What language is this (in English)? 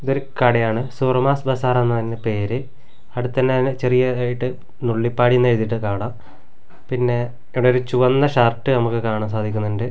Malayalam